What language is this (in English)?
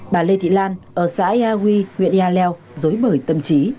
Vietnamese